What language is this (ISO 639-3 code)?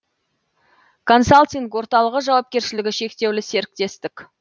kaz